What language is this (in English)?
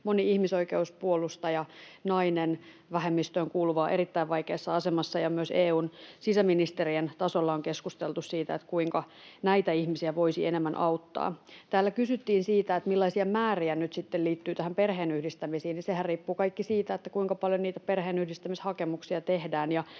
Finnish